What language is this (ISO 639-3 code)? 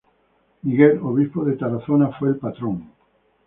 spa